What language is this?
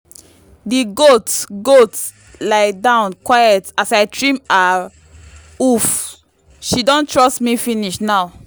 Nigerian Pidgin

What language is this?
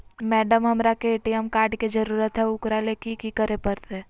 Magahi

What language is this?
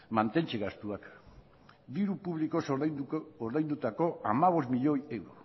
Basque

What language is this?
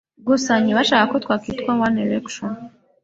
Kinyarwanda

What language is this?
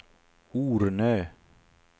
Swedish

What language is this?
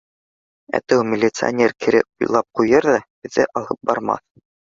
Bashkir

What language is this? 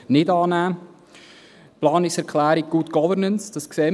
Swiss German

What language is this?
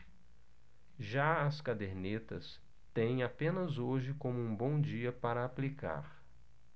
Portuguese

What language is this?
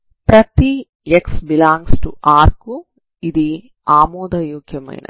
Telugu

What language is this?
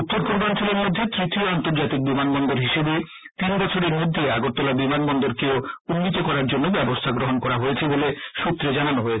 Bangla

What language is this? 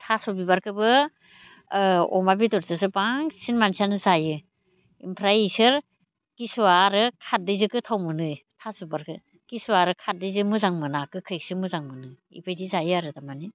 Bodo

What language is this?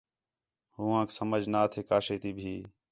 Khetrani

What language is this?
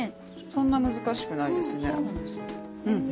Japanese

